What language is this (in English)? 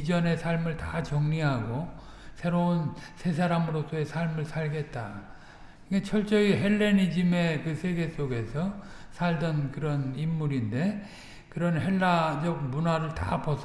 Korean